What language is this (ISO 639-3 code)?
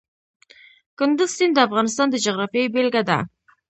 pus